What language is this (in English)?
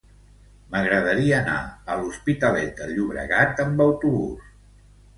Catalan